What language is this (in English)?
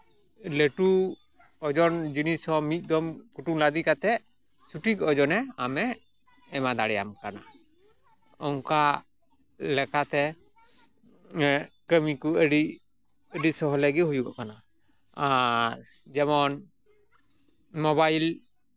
Santali